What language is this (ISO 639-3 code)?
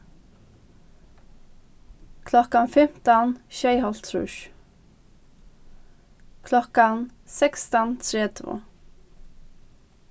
fao